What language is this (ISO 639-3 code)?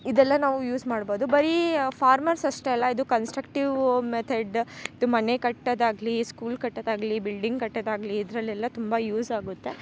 kan